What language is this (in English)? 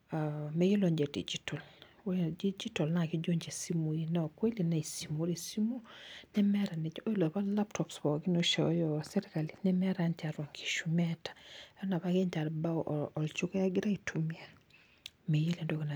Masai